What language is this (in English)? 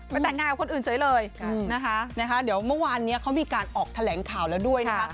Thai